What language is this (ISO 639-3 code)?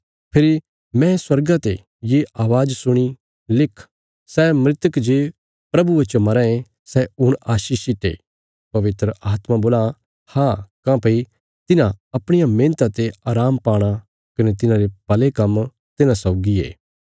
kfs